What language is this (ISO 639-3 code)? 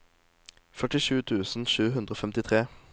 nor